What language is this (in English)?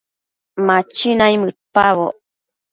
Matsés